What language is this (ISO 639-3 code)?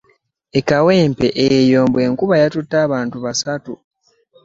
lug